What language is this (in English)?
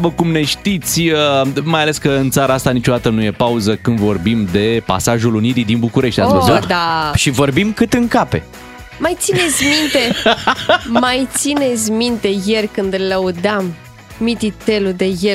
Romanian